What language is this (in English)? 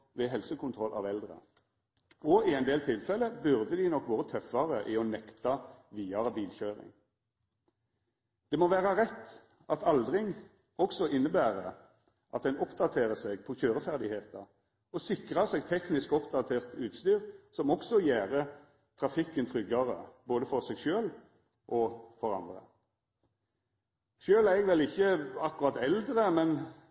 Norwegian Nynorsk